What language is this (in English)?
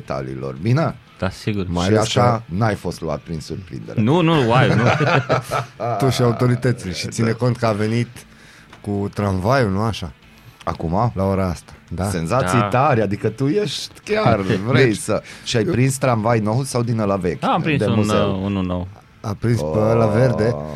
Romanian